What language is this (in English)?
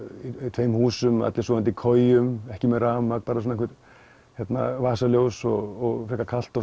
Icelandic